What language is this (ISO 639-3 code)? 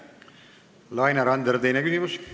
est